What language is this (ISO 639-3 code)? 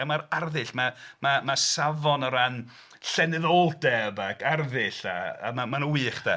cym